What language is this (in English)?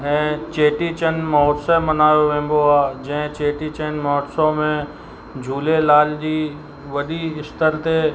Sindhi